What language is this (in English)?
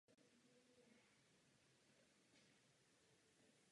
Czech